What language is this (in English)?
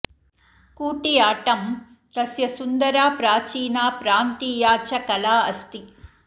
Sanskrit